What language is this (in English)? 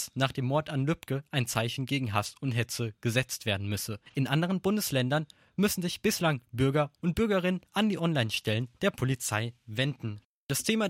German